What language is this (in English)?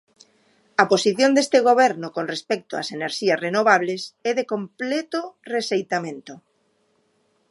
Galician